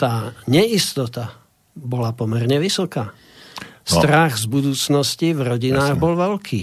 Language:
Slovak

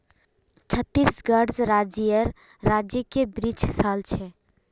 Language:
Magahi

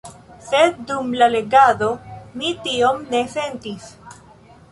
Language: Esperanto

